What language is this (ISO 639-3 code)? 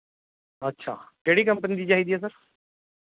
pan